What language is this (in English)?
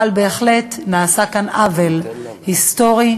Hebrew